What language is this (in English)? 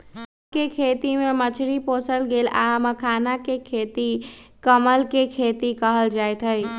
Magahi